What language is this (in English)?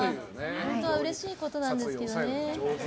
Japanese